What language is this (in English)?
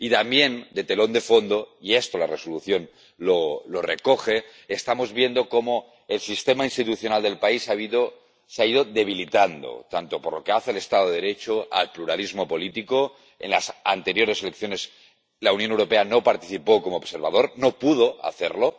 Spanish